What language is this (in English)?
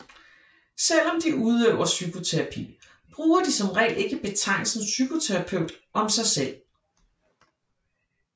Danish